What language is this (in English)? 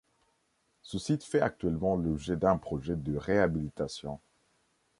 French